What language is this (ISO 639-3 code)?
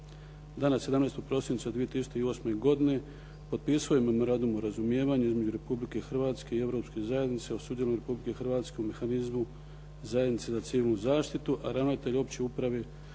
hrv